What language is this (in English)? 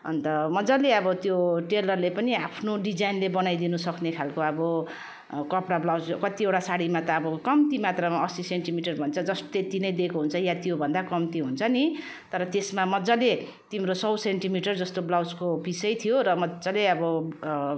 Nepali